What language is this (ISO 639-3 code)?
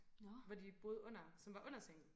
dan